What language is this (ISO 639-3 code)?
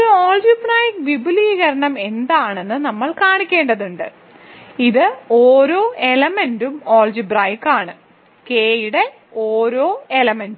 mal